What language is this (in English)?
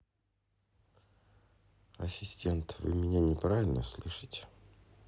Russian